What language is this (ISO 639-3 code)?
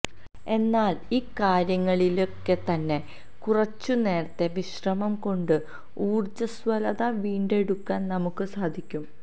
mal